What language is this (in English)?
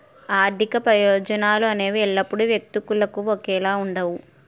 Telugu